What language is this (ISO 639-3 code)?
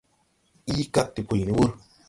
tui